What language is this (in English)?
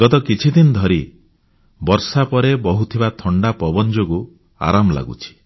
Odia